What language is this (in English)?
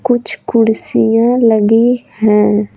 Hindi